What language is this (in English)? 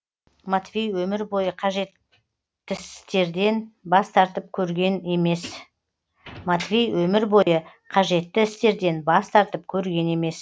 Kazakh